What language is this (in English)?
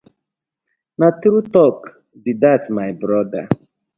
Nigerian Pidgin